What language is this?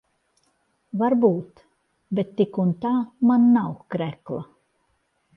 Latvian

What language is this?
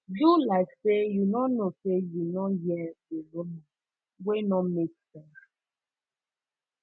Nigerian Pidgin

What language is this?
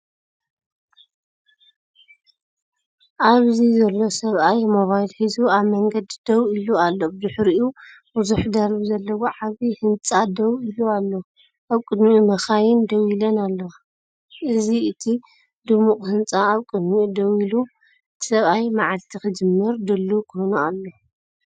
Tigrinya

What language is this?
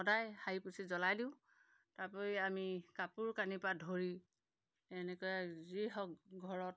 Assamese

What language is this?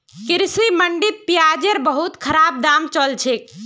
Magahi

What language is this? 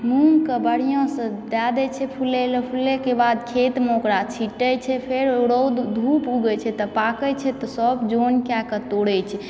Maithili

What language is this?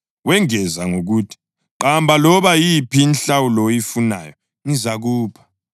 North Ndebele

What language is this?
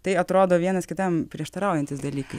Lithuanian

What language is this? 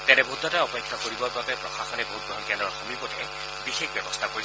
Assamese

